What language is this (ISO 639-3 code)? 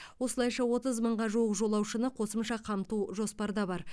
kaz